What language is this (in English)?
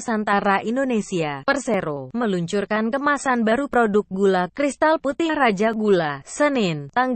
Indonesian